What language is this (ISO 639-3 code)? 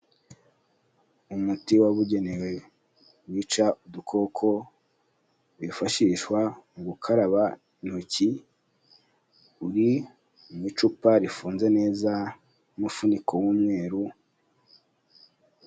kin